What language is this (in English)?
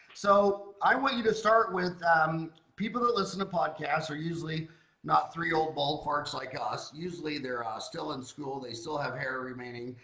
English